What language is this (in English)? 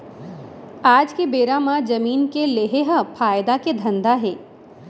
Chhattisgarhi